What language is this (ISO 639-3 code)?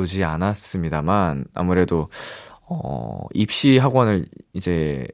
kor